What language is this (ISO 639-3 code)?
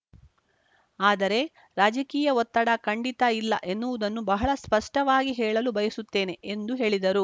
kan